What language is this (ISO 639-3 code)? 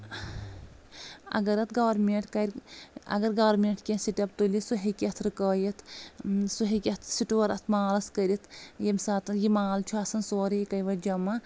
kas